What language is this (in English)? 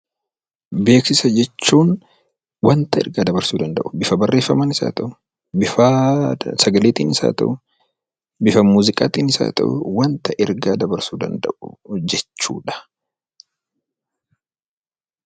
Oromo